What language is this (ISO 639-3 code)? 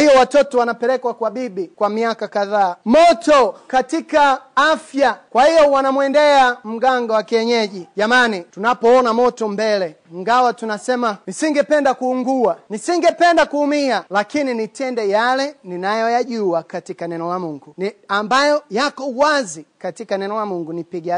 swa